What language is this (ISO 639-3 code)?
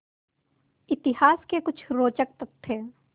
hin